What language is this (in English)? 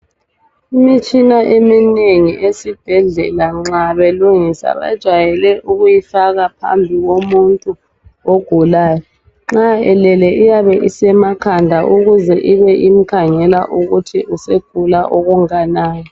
North Ndebele